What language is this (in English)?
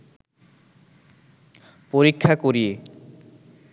Bangla